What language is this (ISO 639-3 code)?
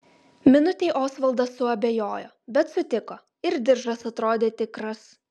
lit